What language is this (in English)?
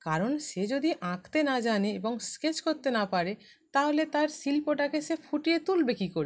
Bangla